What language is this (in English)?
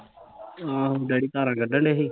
Punjabi